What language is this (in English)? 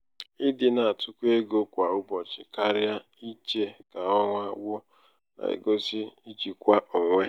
Igbo